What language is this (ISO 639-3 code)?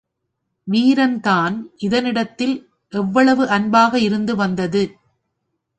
tam